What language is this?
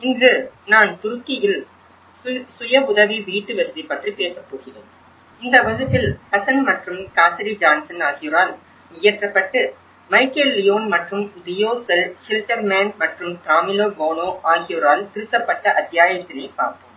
Tamil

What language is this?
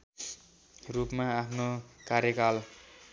Nepali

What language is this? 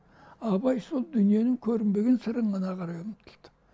Kazakh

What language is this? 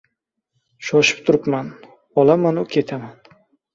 Uzbek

